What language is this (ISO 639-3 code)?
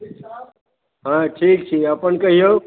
mai